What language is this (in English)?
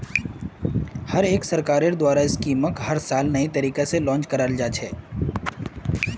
Magahi